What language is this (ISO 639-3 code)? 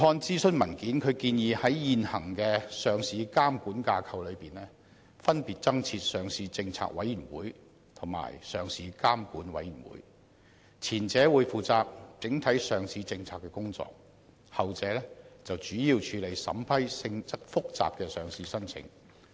yue